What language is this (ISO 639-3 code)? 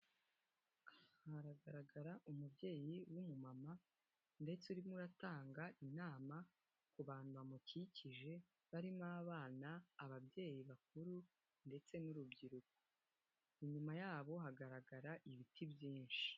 kin